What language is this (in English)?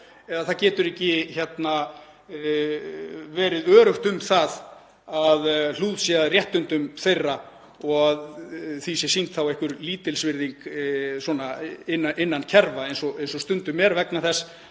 Icelandic